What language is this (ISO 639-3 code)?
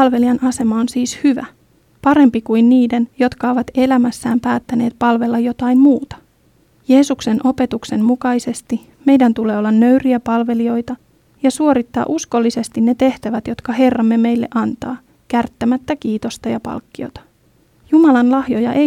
fin